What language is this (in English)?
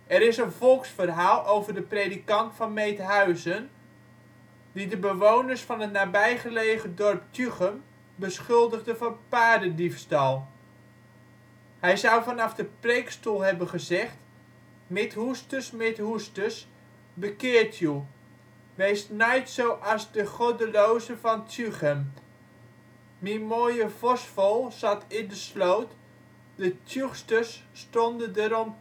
Dutch